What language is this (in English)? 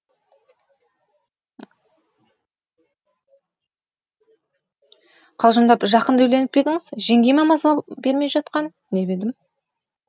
Kazakh